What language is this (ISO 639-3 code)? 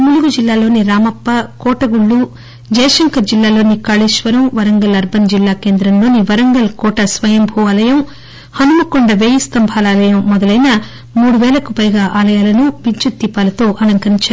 tel